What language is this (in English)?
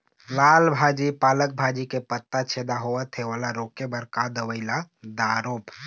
Chhattisgarhi